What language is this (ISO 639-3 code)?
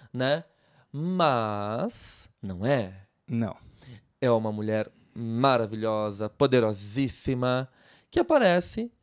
por